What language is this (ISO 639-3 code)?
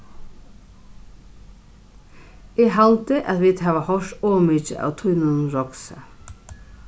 fao